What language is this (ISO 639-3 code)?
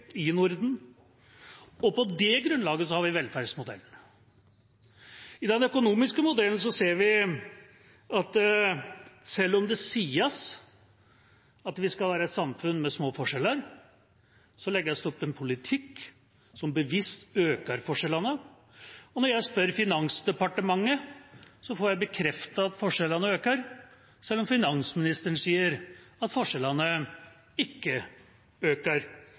nob